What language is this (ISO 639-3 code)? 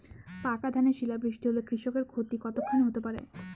ben